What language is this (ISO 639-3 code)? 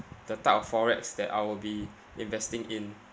eng